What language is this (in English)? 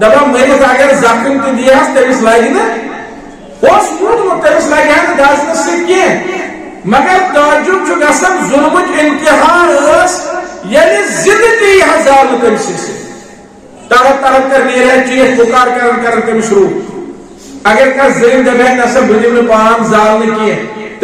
Turkish